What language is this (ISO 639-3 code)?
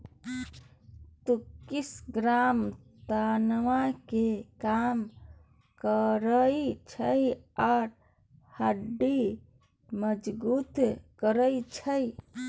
mai